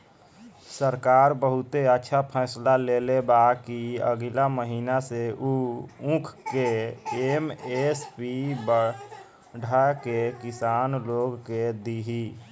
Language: Bhojpuri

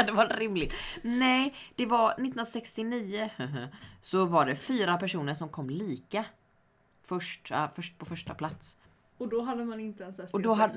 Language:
Swedish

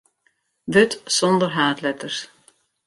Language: Western Frisian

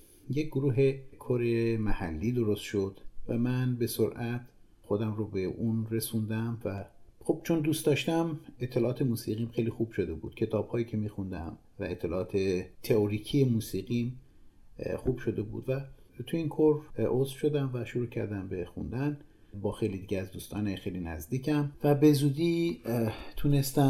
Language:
Persian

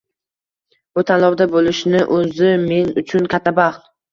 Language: Uzbek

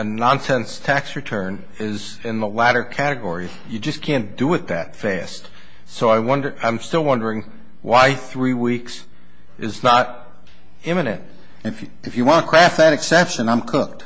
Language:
English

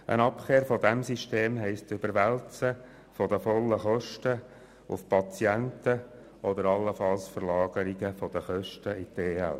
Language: Swiss German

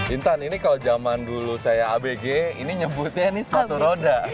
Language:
Indonesian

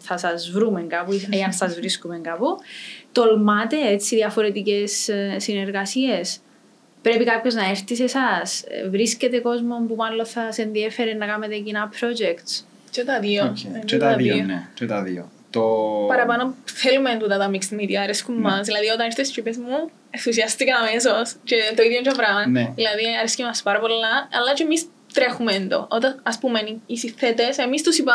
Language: Greek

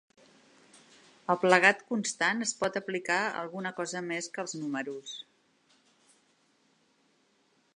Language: Catalan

